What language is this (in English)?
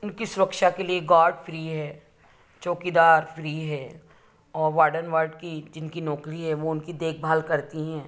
Hindi